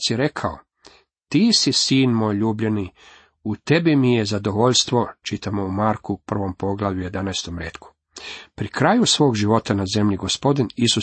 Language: Croatian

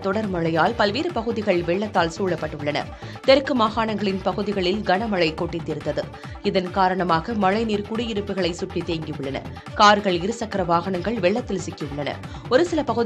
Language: Tamil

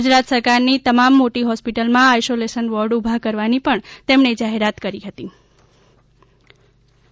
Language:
Gujarati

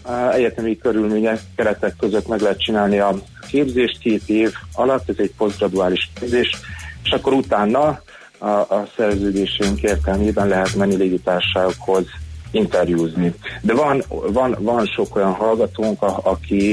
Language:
Hungarian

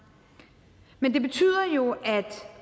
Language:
Danish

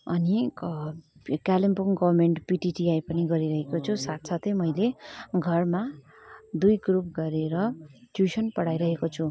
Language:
Nepali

